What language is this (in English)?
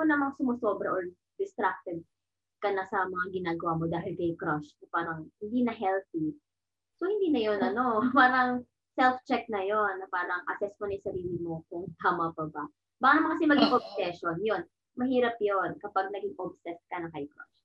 Filipino